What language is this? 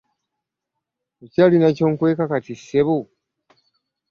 Ganda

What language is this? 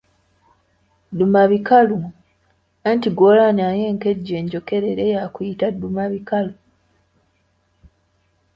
Ganda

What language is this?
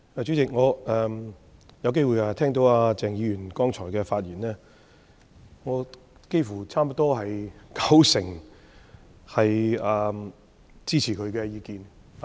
Cantonese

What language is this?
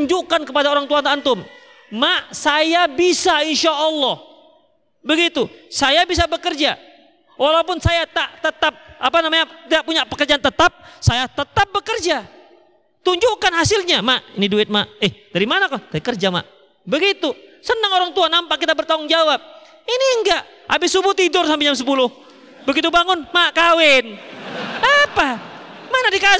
Indonesian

